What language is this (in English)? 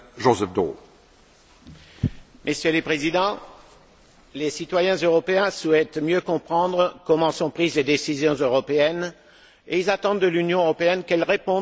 French